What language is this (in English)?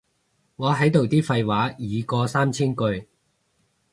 Cantonese